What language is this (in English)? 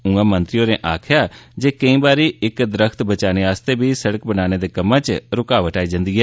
Dogri